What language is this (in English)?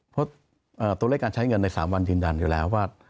Thai